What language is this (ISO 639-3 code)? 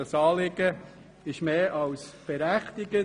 gsw